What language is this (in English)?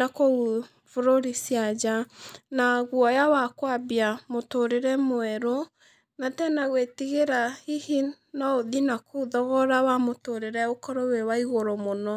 Kikuyu